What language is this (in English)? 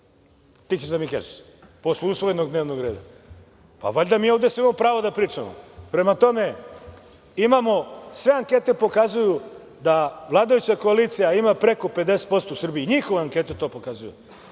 Serbian